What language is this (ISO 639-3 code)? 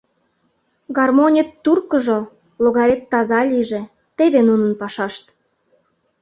chm